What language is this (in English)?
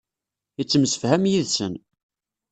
Kabyle